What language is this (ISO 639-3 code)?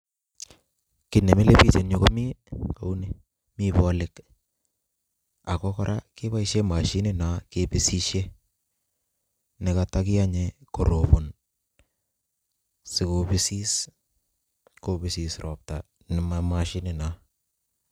kln